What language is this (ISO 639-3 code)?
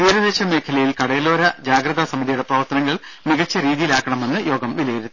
mal